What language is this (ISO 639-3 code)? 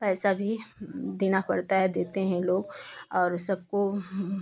hin